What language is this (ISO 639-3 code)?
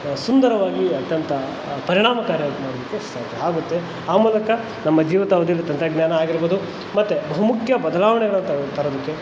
kan